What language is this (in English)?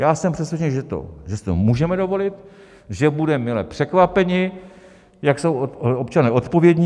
Czech